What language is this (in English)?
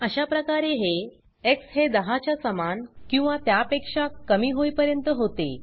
Marathi